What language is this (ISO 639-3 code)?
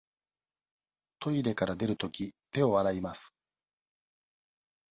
jpn